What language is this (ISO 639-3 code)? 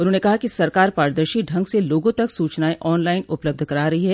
hin